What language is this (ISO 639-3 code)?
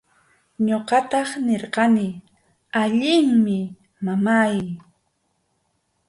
qxu